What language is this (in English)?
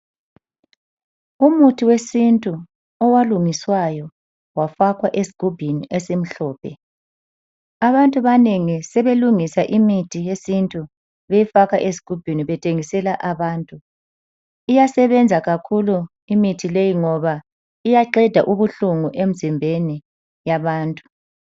North Ndebele